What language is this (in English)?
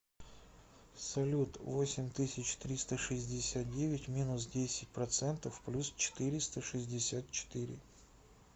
Russian